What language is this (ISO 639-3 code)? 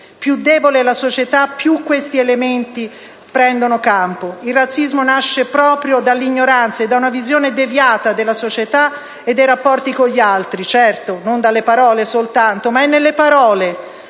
ita